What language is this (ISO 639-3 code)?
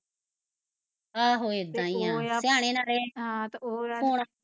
pan